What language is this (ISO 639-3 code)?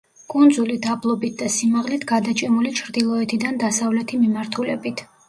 kat